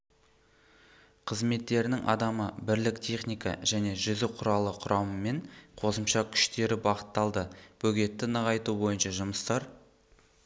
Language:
Kazakh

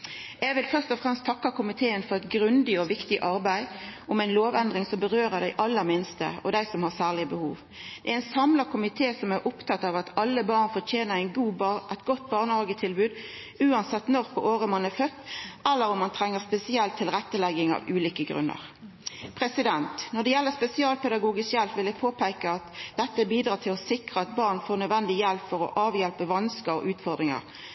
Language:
Norwegian Nynorsk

